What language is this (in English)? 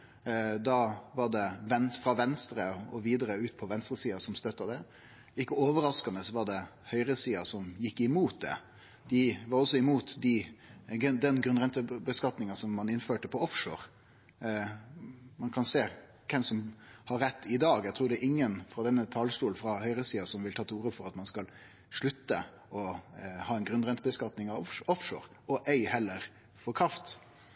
Norwegian Nynorsk